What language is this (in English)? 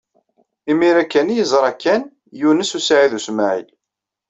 Kabyle